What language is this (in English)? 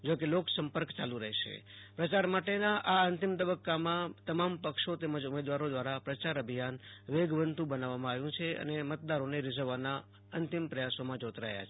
Gujarati